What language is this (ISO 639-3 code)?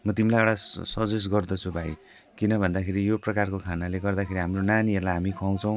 nep